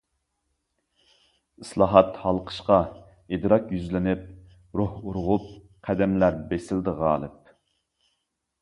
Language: Uyghur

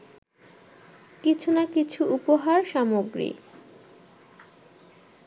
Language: Bangla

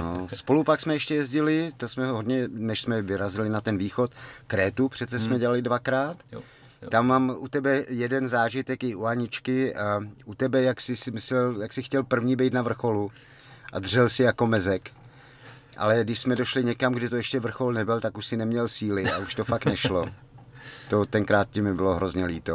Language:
Czech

